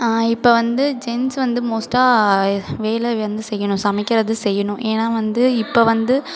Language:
Tamil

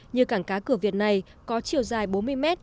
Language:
Vietnamese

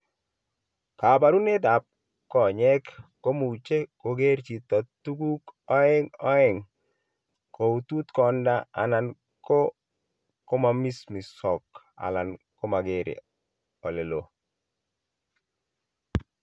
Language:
Kalenjin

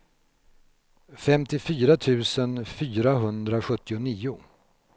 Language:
Swedish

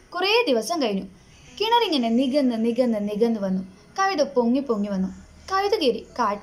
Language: Malayalam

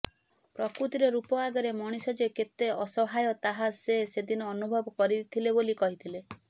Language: Odia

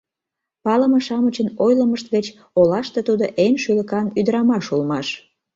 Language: Mari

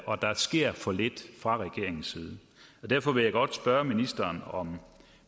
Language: Danish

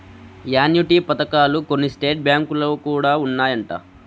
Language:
Telugu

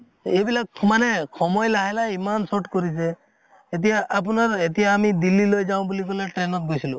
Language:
Assamese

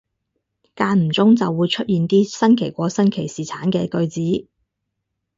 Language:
Cantonese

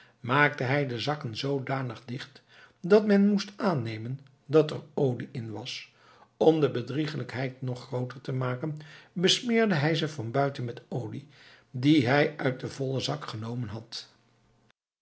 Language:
Dutch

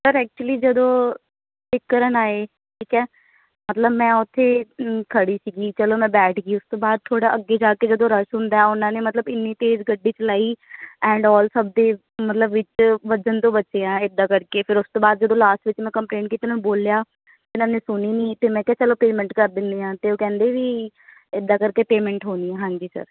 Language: Punjabi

